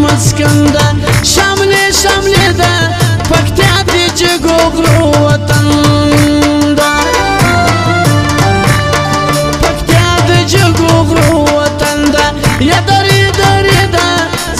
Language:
Arabic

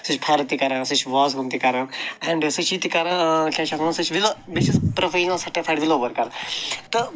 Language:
Kashmiri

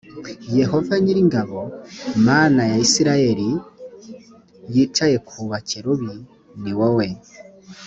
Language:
Kinyarwanda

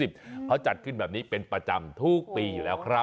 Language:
Thai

